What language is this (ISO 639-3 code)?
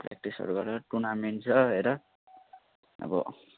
nep